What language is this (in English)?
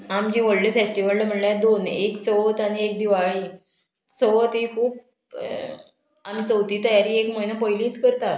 Konkani